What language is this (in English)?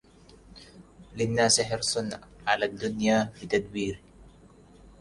Arabic